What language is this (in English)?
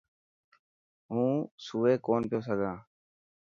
Dhatki